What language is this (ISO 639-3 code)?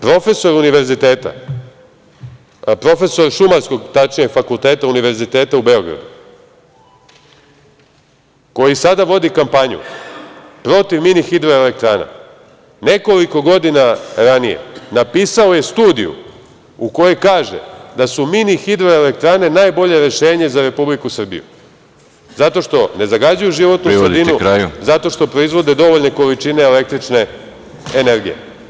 srp